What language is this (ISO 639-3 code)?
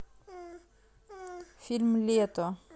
rus